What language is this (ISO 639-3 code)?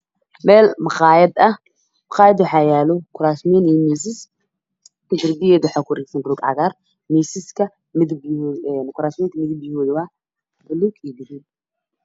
som